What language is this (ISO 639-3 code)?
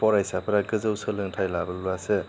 brx